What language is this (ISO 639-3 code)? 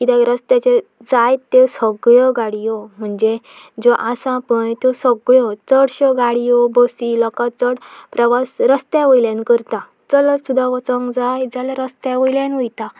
kok